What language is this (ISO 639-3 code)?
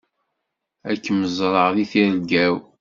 kab